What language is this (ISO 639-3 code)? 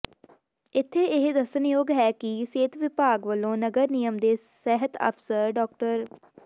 pan